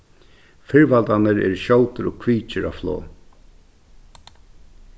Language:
Faroese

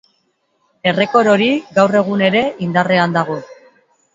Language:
Basque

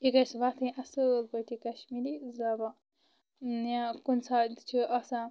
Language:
Kashmiri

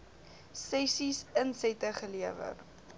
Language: Afrikaans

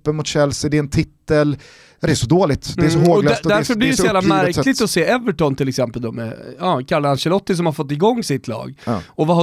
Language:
Swedish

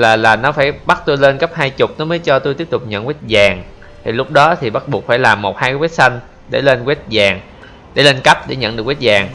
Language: Vietnamese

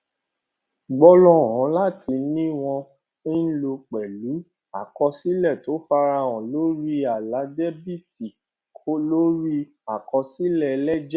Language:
Yoruba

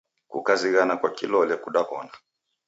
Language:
Taita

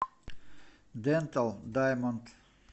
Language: Russian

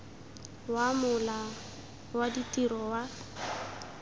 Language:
Tswana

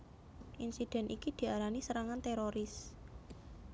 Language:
Javanese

